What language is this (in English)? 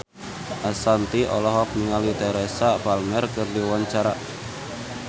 Sundanese